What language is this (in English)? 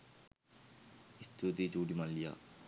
Sinhala